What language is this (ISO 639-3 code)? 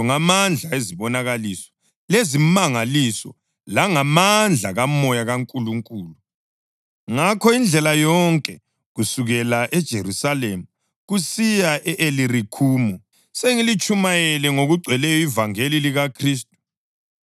nde